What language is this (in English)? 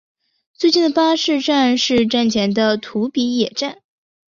Chinese